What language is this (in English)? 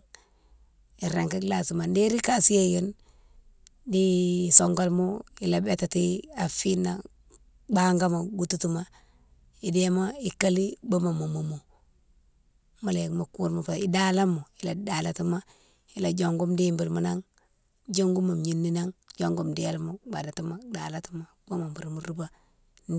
Mansoanka